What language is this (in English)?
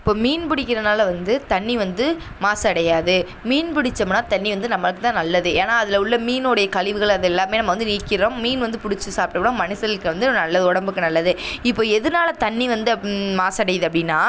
Tamil